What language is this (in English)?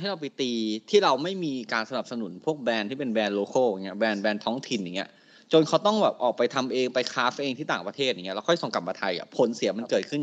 Thai